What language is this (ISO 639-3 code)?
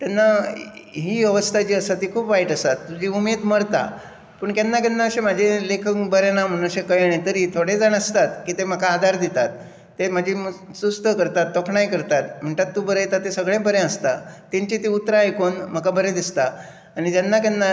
kok